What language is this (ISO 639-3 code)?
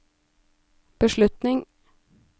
nor